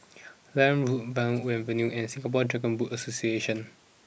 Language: English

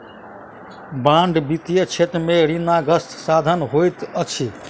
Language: Maithili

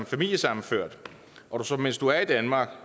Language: Danish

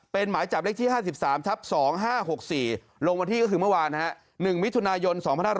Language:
Thai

